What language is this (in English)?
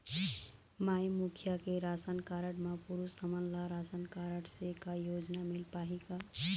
Chhattisgarhi